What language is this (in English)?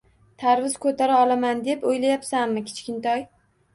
Uzbek